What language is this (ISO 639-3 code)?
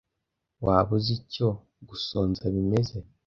kin